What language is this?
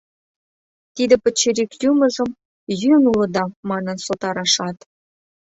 Mari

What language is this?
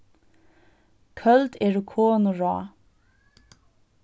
Faroese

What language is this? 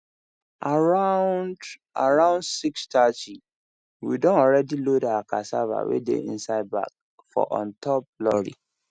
Nigerian Pidgin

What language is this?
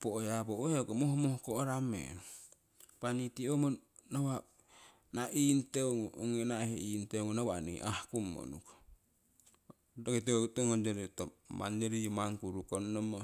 Siwai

